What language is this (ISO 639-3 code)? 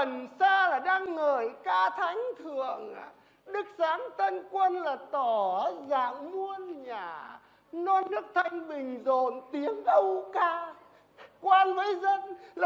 vie